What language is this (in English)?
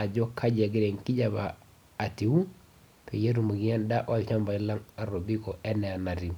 Masai